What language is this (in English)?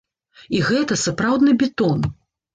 Belarusian